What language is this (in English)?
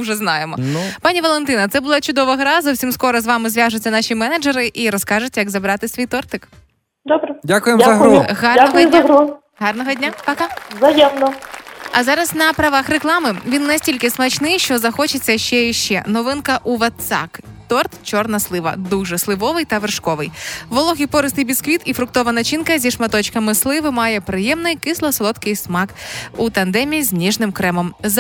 Ukrainian